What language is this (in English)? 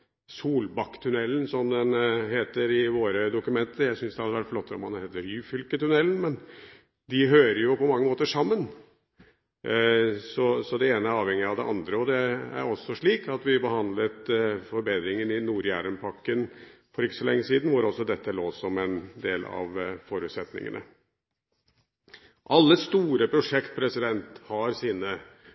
Norwegian Bokmål